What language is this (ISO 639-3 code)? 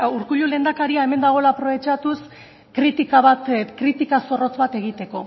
eus